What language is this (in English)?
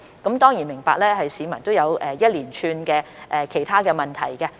Cantonese